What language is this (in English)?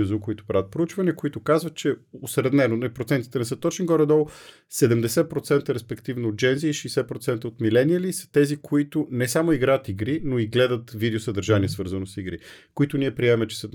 Bulgarian